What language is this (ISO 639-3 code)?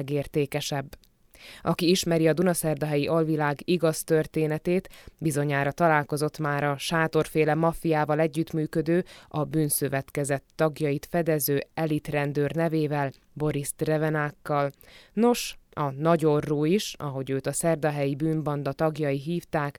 hun